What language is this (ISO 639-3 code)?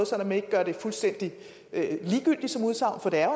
dan